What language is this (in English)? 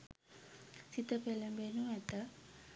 Sinhala